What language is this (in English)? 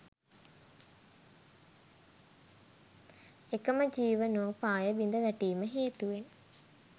Sinhala